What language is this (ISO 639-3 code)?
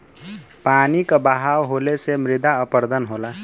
bho